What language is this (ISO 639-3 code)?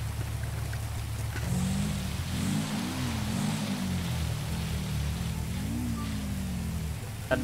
ind